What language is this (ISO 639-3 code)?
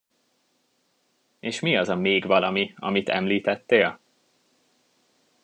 hun